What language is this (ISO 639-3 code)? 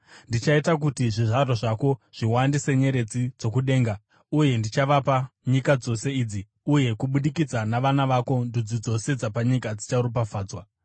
sna